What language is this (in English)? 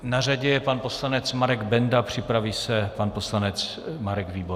Czech